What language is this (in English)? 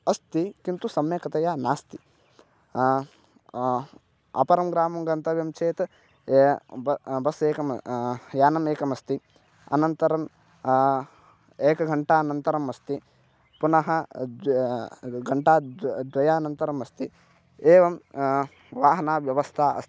Sanskrit